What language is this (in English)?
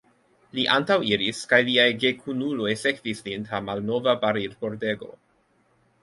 Esperanto